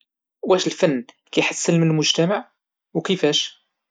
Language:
Moroccan Arabic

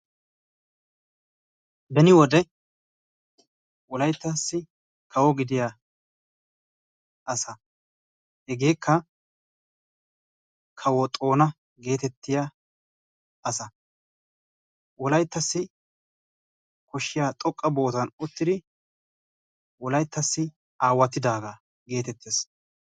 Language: Wolaytta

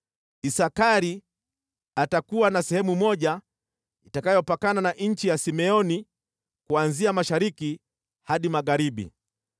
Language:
Swahili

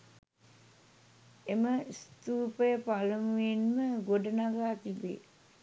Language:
Sinhala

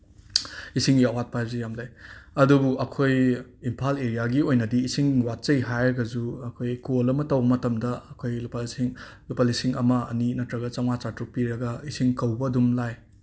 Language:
Manipuri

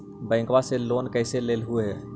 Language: Magahi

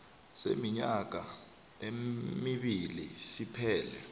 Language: South Ndebele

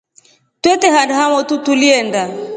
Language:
Rombo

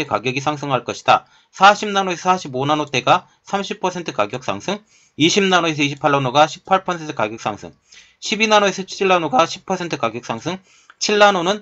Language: Korean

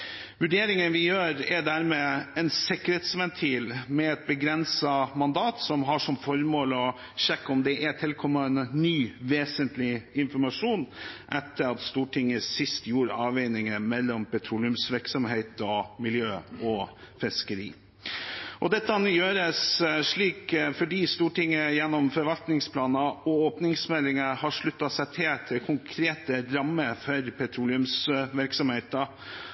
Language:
Norwegian Bokmål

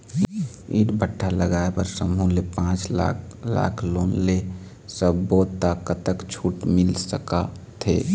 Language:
Chhattisgarhi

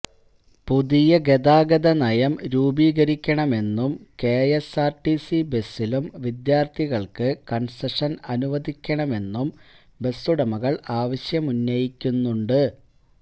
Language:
Malayalam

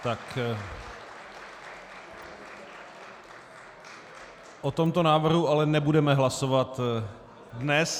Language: Czech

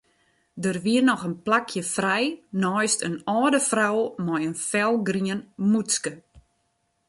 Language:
Western Frisian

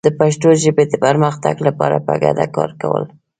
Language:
Pashto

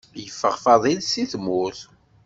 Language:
Kabyle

